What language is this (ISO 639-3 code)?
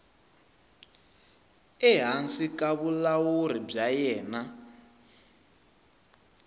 tso